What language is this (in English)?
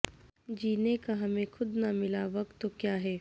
Urdu